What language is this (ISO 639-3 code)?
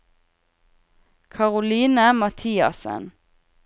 nor